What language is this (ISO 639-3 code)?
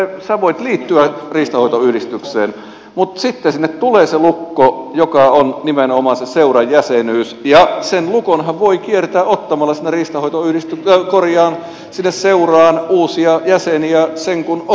fin